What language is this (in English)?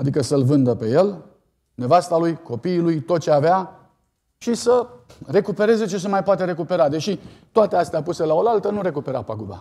Romanian